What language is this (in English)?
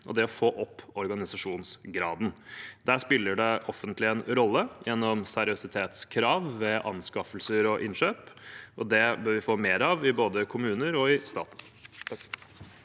Norwegian